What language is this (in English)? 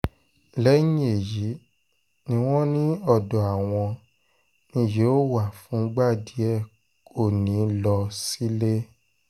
Yoruba